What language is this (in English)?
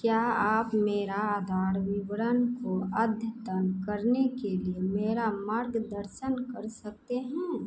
Hindi